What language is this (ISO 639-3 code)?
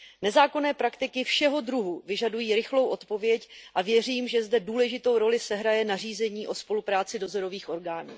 ces